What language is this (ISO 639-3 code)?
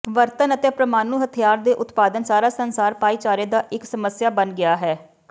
pan